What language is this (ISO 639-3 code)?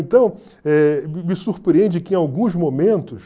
por